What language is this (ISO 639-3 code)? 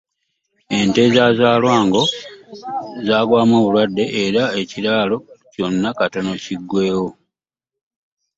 lug